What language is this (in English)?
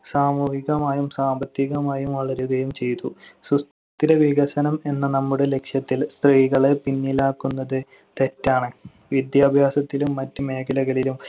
Malayalam